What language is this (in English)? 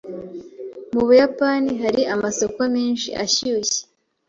Kinyarwanda